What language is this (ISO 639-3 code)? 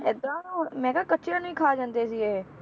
pan